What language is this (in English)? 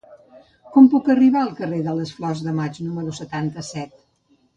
Catalan